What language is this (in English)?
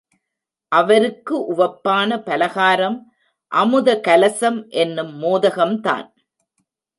Tamil